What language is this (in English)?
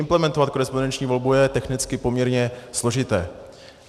Czech